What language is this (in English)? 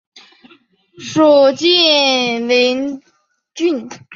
Chinese